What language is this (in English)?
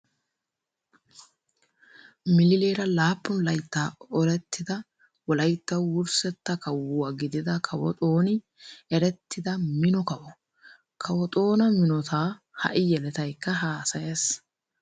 Wolaytta